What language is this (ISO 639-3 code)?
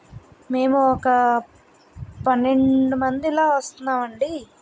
tel